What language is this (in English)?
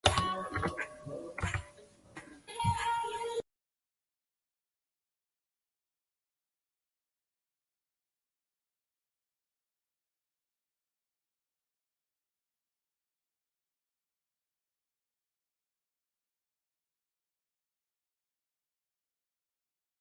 Chinese